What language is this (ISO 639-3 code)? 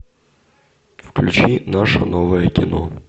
rus